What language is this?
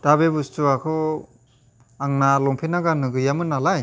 Bodo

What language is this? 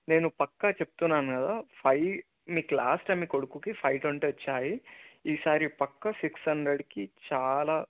Telugu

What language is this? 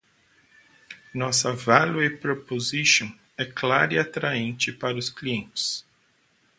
Portuguese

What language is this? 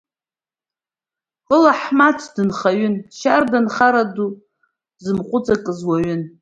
Abkhazian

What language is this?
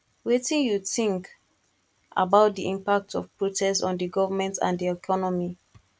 Nigerian Pidgin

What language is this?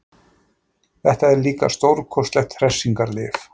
Icelandic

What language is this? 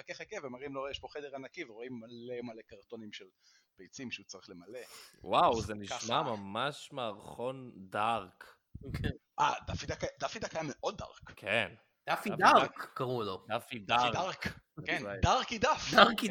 Hebrew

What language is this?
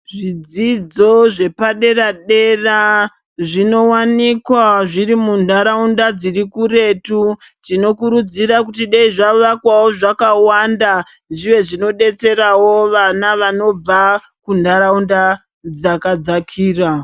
Ndau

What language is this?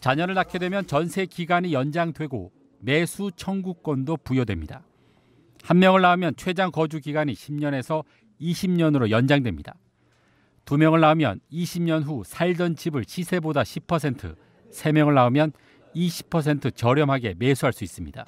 Korean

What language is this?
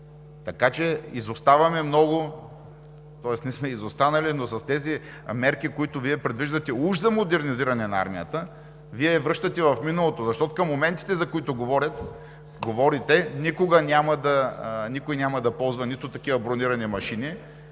Bulgarian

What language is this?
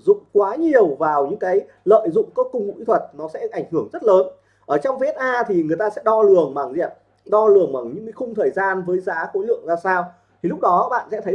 Vietnamese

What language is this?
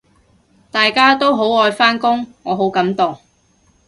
Cantonese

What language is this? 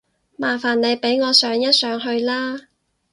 Cantonese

